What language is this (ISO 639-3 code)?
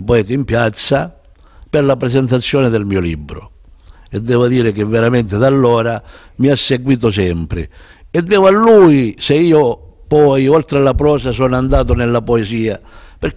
ita